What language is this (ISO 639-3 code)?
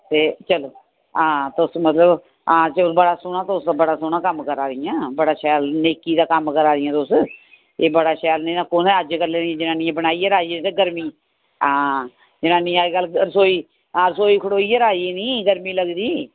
doi